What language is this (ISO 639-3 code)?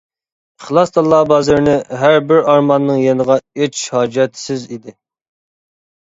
uig